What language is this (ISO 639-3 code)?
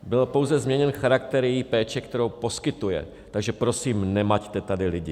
ces